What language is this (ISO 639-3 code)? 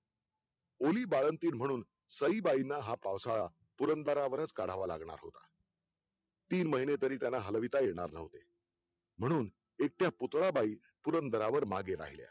mar